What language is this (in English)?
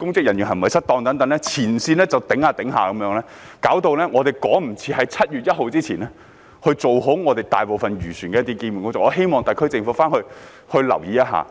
Cantonese